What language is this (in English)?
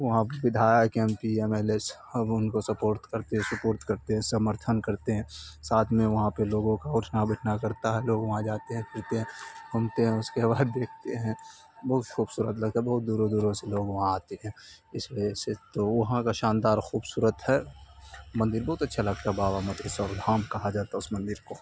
Urdu